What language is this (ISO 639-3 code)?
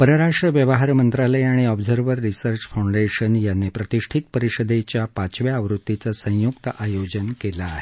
mar